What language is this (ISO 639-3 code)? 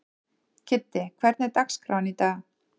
isl